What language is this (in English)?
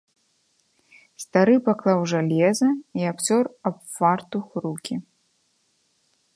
Belarusian